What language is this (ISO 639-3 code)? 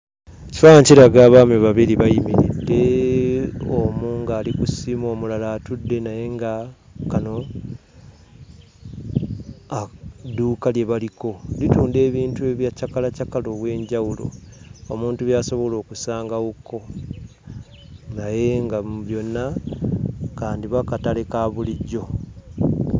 lug